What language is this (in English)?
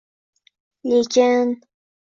Uzbek